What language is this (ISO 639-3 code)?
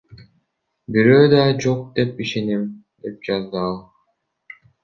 kir